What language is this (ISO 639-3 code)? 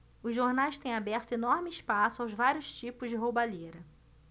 por